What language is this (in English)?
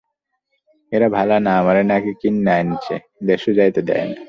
Bangla